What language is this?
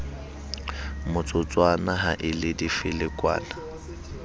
Southern Sotho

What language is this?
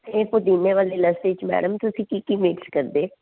Punjabi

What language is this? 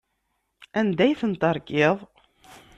Kabyle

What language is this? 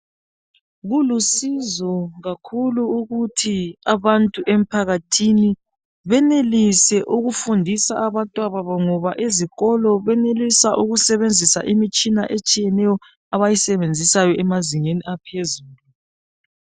North Ndebele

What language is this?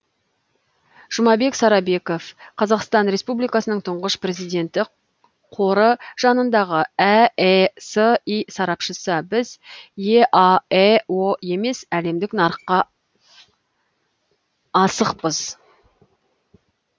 Kazakh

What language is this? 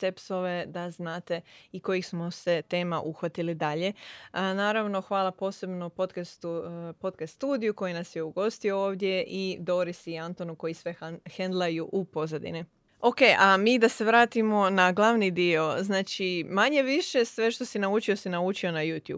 Croatian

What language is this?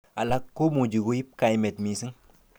Kalenjin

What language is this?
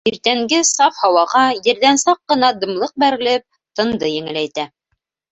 Bashkir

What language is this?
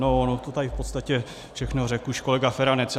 Czech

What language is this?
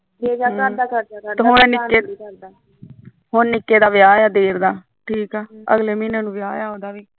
Punjabi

